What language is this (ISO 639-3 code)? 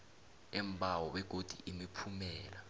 nbl